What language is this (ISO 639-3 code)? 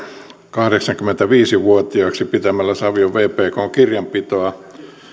fin